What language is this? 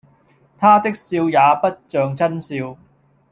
Cantonese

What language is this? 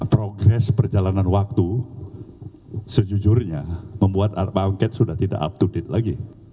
Indonesian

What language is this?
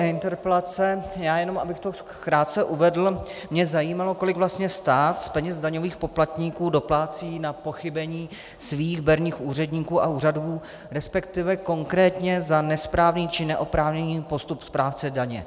Czech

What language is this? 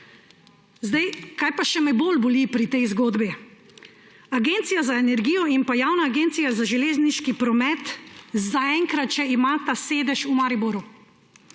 Slovenian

